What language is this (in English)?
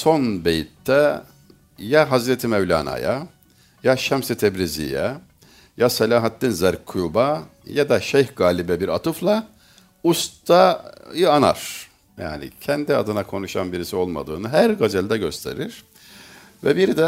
Turkish